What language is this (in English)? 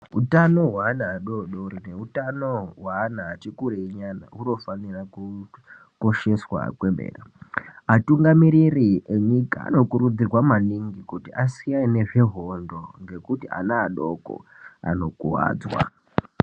Ndau